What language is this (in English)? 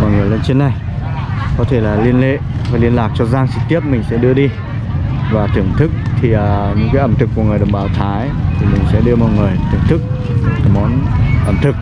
Vietnamese